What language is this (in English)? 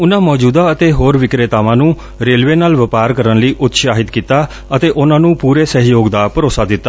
Punjabi